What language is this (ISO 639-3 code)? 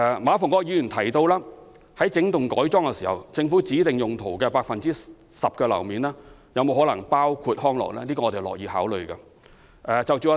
yue